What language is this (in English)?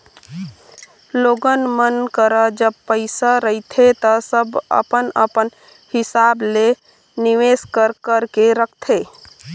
Chhattisgarhi